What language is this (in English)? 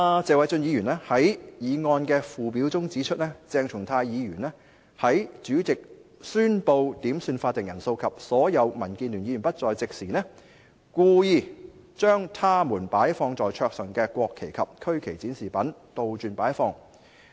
Cantonese